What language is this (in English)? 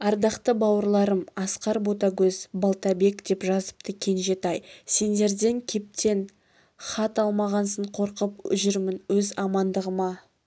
Kazakh